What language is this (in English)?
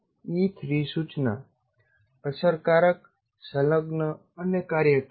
Gujarati